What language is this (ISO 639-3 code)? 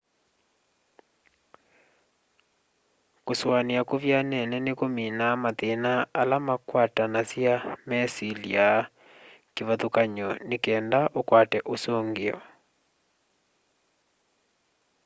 kam